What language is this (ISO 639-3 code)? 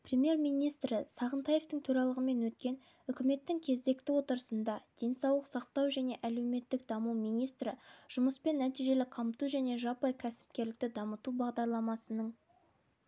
kaz